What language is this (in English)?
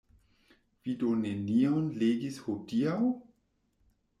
Esperanto